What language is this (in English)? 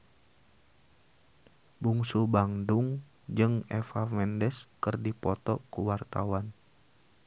Sundanese